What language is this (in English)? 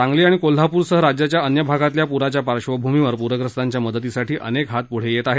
Marathi